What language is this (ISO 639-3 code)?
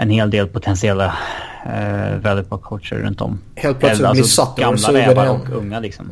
swe